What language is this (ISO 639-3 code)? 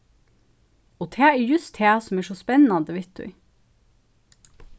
fao